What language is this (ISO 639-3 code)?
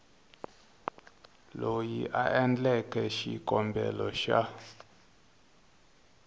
tso